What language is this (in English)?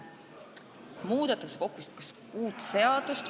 Estonian